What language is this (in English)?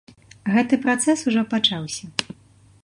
Belarusian